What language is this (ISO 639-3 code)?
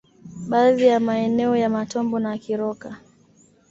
swa